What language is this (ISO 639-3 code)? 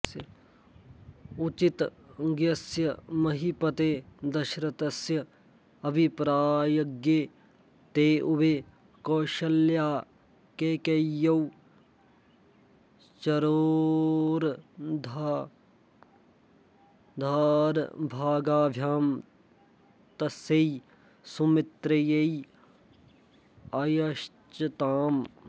san